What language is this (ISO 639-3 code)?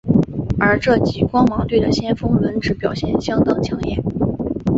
zho